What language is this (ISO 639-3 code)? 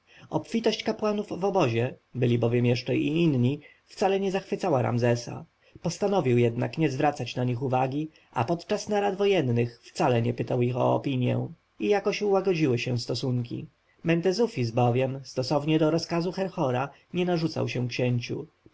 pol